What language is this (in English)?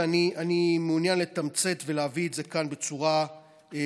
Hebrew